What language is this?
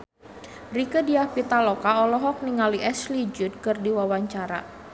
Sundanese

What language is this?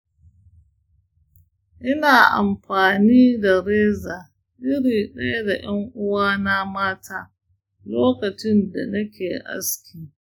Hausa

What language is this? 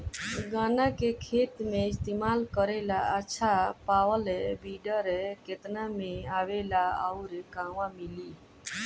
Bhojpuri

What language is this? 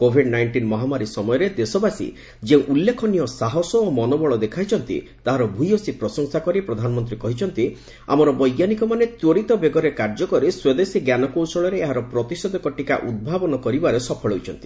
Odia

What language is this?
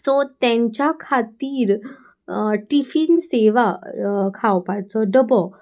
Konkani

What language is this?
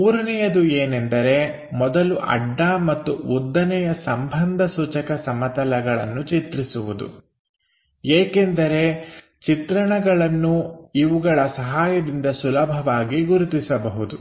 Kannada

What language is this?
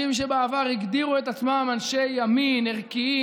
Hebrew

